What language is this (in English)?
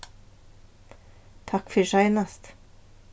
Faroese